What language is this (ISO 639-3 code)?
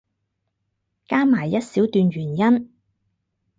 yue